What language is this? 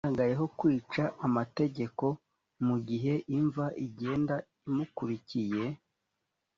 Kinyarwanda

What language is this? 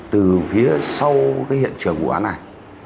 Vietnamese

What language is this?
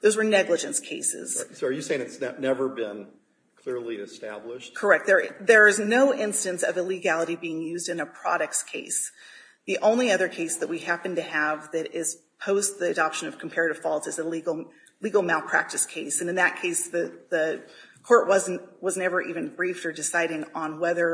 English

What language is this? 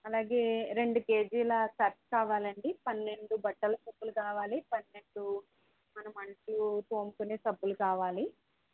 Telugu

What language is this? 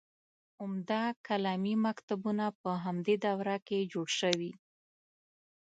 Pashto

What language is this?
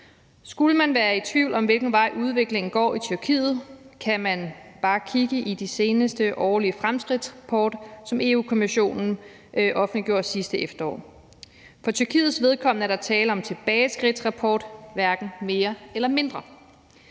Danish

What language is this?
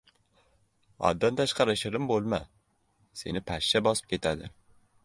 Uzbek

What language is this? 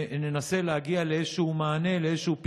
Hebrew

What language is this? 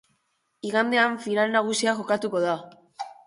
Basque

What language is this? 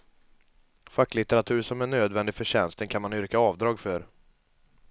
Swedish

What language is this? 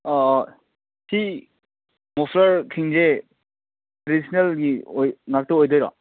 Manipuri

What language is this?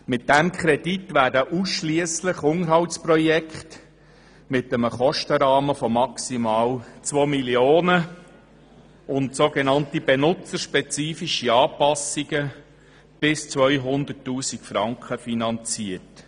Swiss German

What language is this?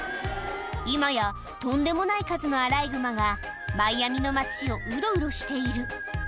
Japanese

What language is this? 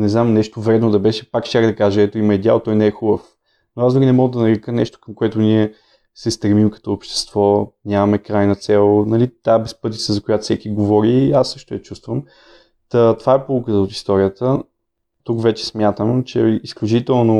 Bulgarian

